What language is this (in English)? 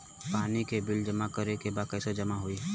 Bhojpuri